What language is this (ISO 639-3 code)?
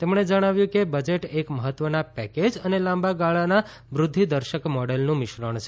guj